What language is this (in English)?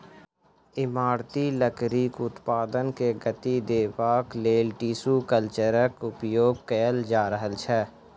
Maithili